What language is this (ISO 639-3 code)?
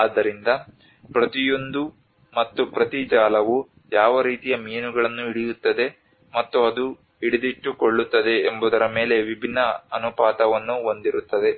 kan